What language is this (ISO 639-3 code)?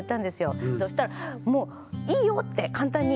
jpn